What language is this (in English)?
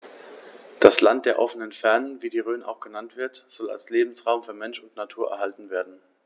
German